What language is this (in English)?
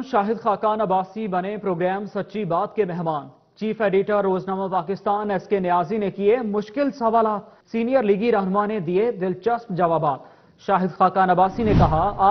Hindi